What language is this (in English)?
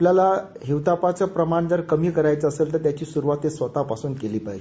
Marathi